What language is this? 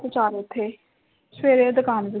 Punjabi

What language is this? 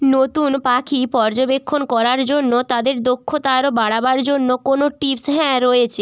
Bangla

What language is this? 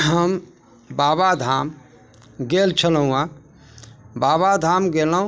Maithili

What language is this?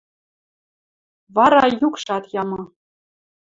Western Mari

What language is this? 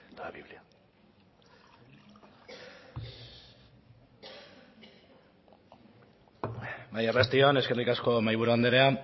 Basque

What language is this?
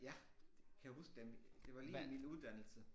Danish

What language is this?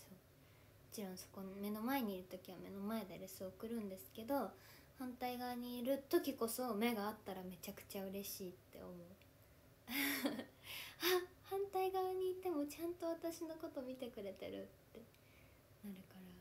Japanese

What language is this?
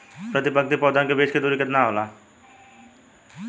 Bhojpuri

